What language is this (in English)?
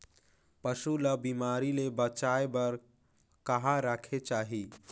Chhattisgarhi